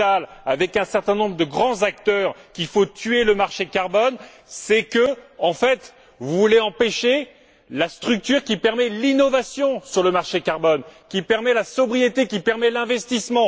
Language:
French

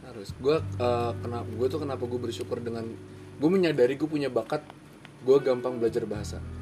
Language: Indonesian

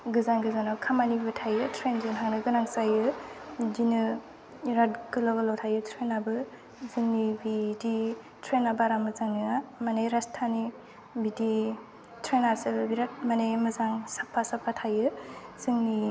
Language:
Bodo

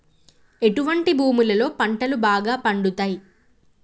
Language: Telugu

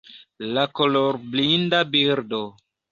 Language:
Esperanto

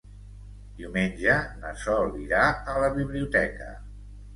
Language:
Catalan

